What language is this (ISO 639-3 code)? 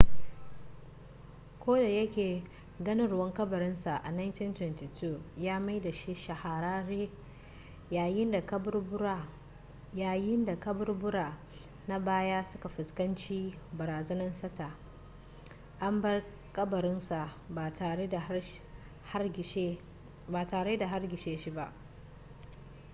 hau